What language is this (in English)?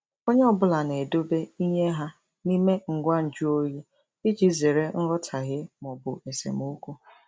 Igbo